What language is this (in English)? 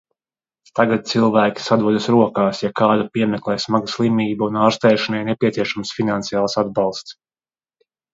Latvian